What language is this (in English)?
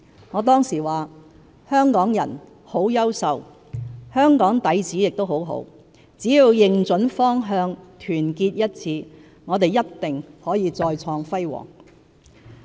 Cantonese